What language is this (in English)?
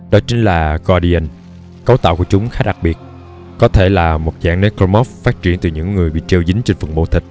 Vietnamese